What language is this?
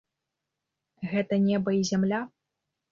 Belarusian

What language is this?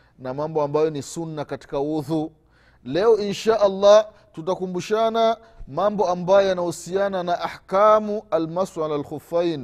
Swahili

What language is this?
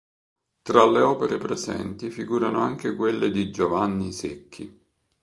Italian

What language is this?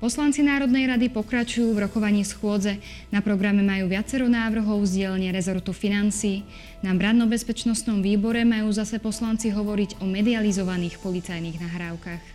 Slovak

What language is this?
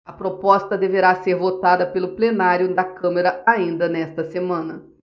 Portuguese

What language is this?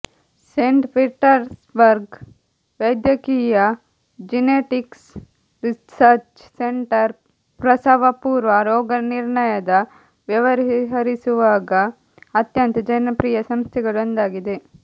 Kannada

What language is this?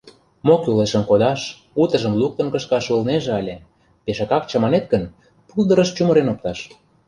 Mari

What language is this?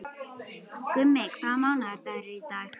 Icelandic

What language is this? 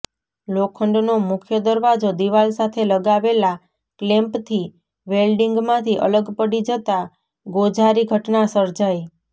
Gujarati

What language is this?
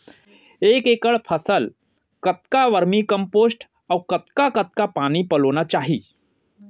Chhattisgarhi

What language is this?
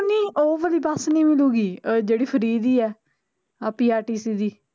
Punjabi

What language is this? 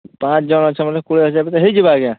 Odia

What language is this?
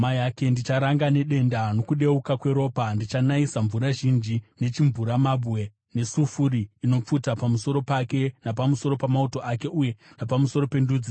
Shona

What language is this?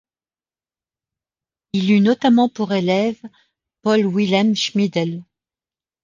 French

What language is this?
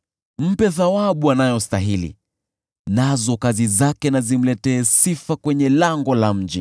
Swahili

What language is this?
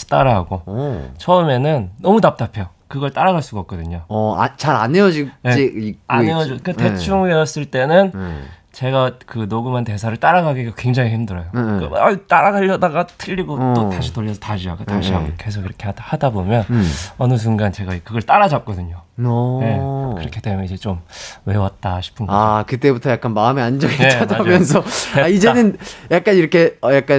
Korean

